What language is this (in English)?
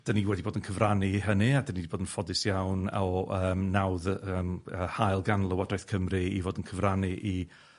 Welsh